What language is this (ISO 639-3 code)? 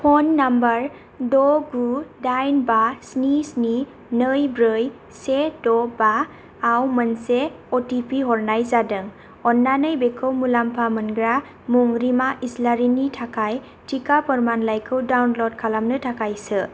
brx